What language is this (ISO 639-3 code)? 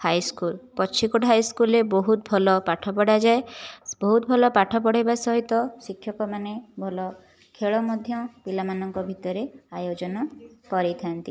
ori